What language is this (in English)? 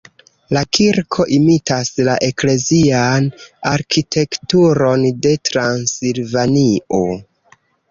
Esperanto